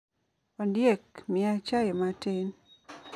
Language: Luo (Kenya and Tanzania)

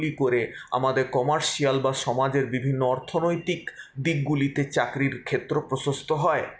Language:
Bangla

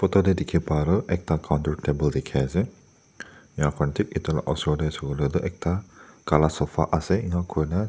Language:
Naga Pidgin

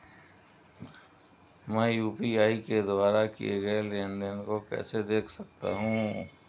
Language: Hindi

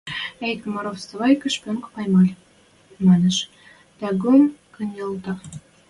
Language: Western Mari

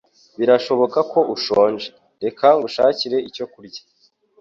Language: Kinyarwanda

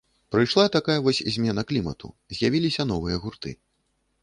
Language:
Belarusian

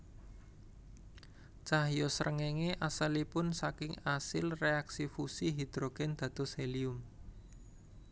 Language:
Javanese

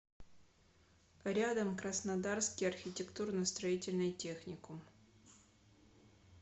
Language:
Russian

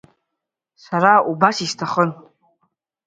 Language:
Abkhazian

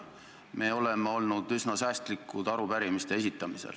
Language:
Estonian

